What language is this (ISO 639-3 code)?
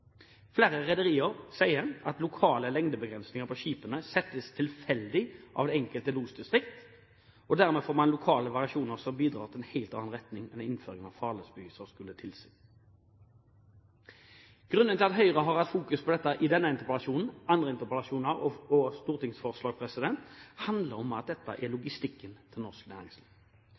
nob